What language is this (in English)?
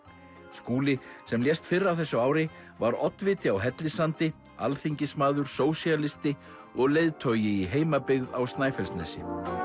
Icelandic